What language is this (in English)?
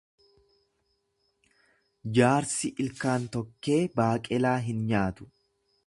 Oromo